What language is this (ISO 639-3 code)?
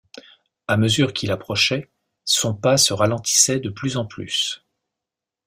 fra